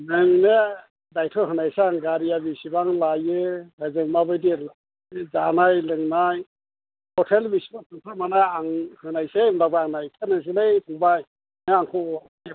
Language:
Bodo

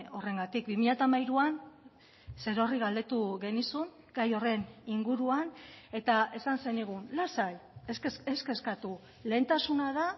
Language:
Basque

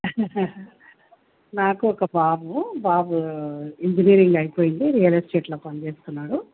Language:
Telugu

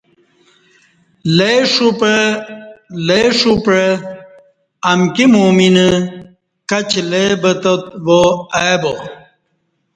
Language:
Kati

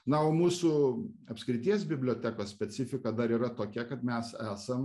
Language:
Lithuanian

